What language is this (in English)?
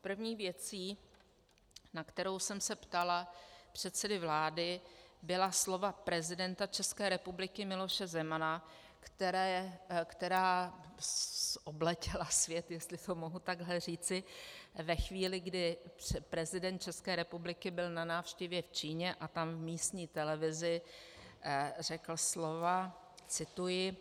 Czech